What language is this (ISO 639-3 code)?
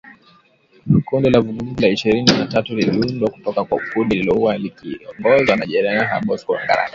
swa